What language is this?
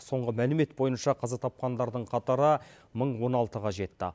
Kazakh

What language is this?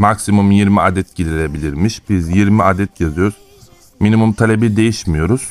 Turkish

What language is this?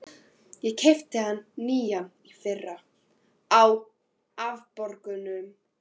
Icelandic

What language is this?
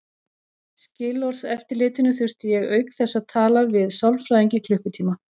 Icelandic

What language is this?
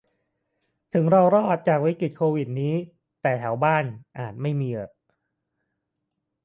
Thai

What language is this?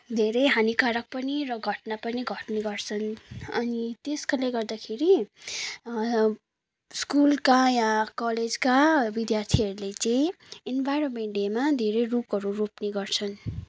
Nepali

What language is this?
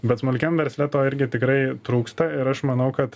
Lithuanian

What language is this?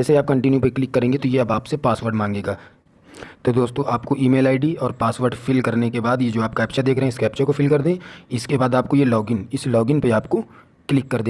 Hindi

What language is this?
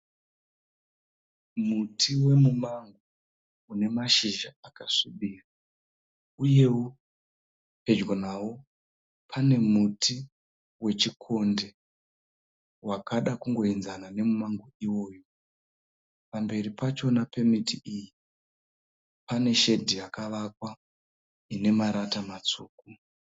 Shona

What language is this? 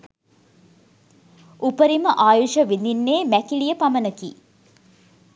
Sinhala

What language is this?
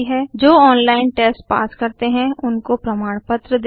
Hindi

